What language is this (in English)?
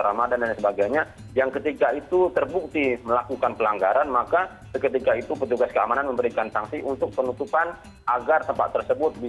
Indonesian